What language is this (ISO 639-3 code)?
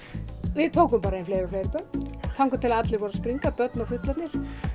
isl